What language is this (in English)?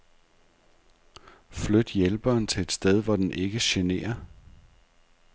Danish